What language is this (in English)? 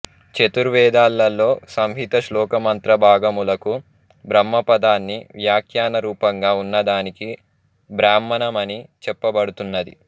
Telugu